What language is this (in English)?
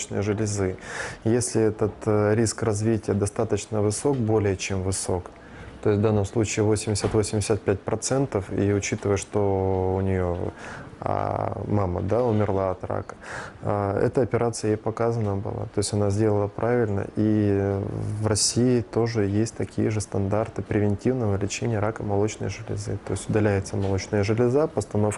Russian